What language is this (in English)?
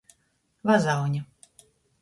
Latgalian